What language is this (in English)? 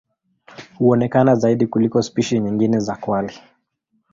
Swahili